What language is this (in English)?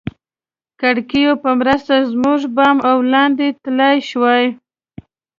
Pashto